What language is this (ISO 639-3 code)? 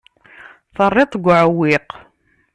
kab